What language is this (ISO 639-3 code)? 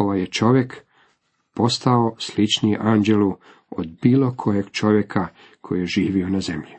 hrv